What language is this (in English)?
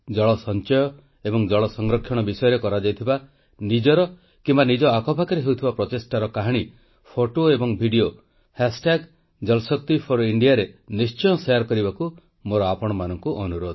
Odia